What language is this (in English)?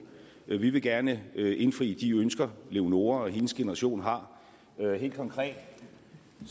Danish